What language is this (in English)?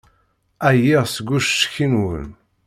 Kabyle